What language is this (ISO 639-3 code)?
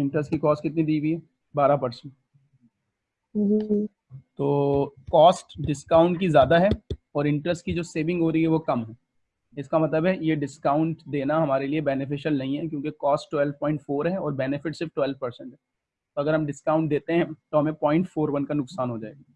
hin